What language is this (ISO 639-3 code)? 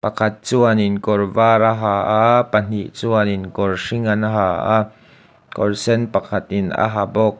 lus